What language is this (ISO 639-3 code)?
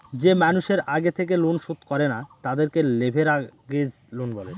ben